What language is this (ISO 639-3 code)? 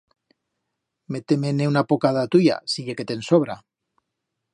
arg